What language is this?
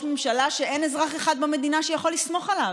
Hebrew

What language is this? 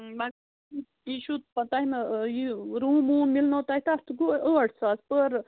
Kashmiri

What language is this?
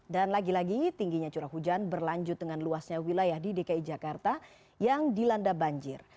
Indonesian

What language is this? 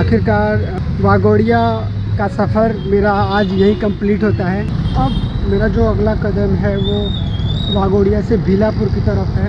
Hindi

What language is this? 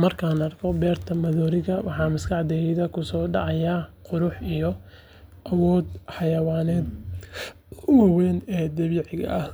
Somali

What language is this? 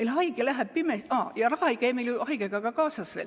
Estonian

